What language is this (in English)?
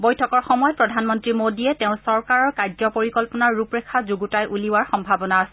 Assamese